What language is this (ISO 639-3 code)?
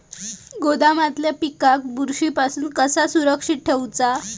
mar